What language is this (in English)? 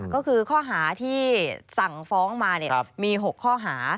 Thai